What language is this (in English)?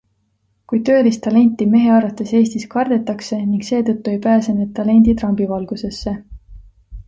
Estonian